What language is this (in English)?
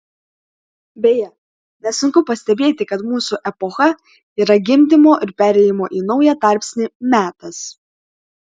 Lithuanian